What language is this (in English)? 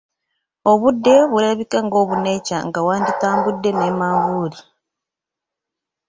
Ganda